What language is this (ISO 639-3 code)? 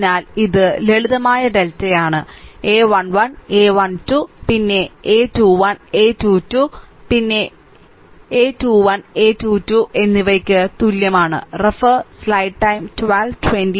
mal